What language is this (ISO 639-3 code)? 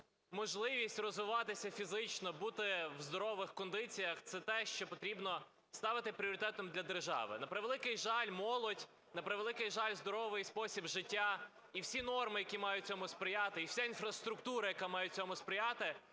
ukr